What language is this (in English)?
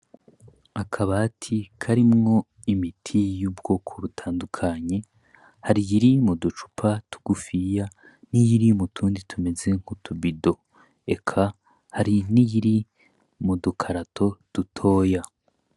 Rundi